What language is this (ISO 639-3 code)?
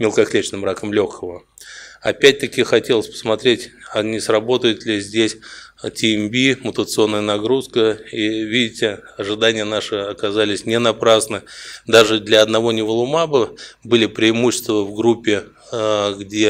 rus